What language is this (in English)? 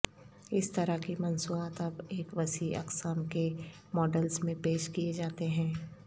Urdu